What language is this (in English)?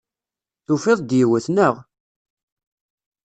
Kabyle